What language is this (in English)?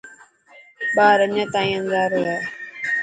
Dhatki